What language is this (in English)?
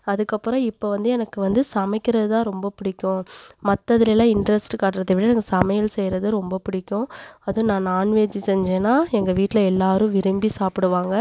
Tamil